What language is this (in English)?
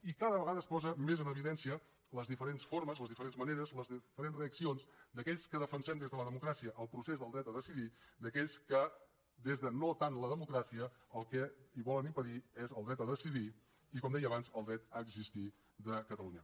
Catalan